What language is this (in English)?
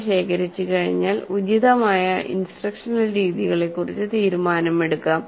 Malayalam